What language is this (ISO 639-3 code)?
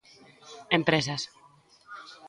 glg